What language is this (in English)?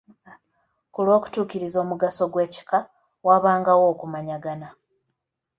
Ganda